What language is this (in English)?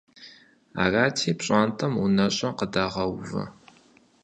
Kabardian